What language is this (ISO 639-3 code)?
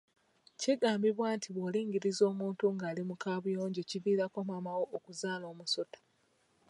lug